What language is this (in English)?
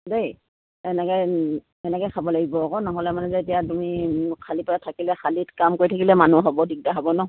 Assamese